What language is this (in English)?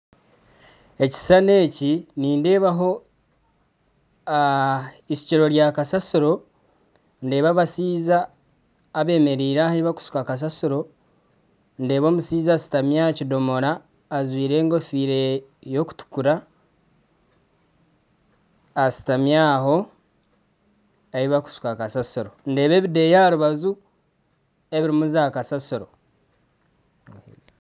Nyankole